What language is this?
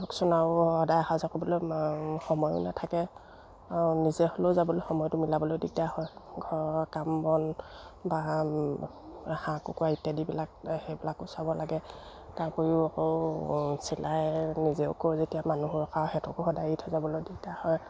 Assamese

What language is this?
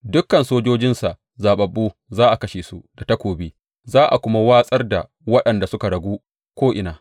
Hausa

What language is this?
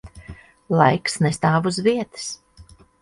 Latvian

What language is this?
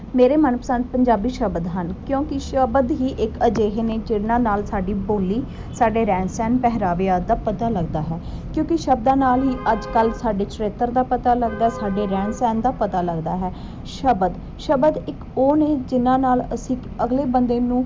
Punjabi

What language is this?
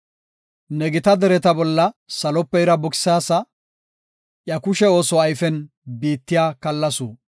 Gofa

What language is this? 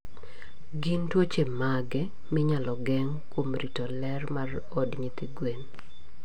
Luo (Kenya and Tanzania)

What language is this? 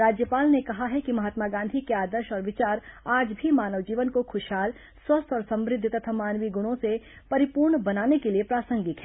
Hindi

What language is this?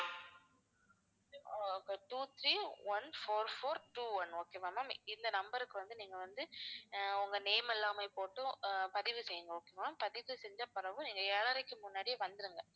Tamil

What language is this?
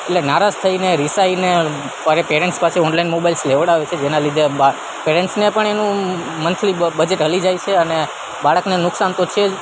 Gujarati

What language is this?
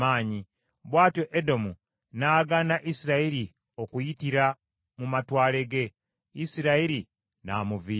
Ganda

